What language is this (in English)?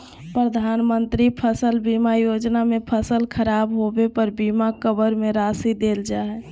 Magahi